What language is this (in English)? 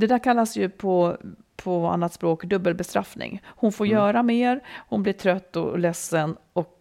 Swedish